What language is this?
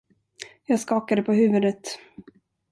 Swedish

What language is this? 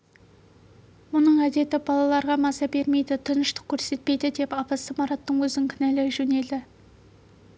Kazakh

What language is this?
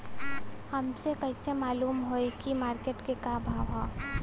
Bhojpuri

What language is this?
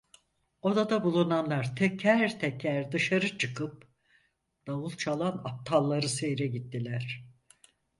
Turkish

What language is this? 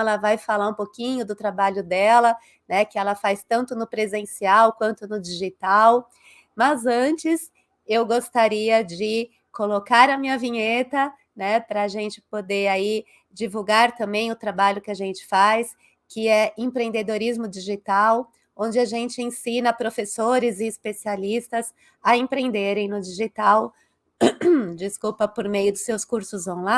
Portuguese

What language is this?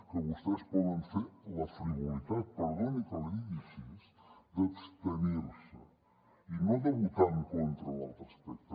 Catalan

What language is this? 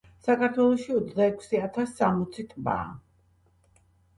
Georgian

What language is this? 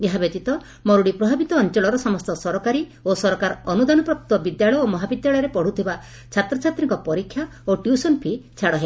Odia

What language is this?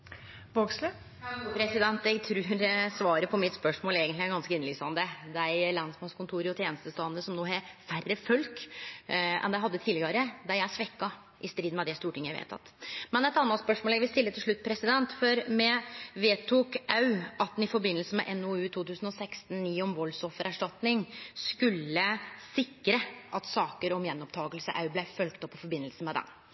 Norwegian Nynorsk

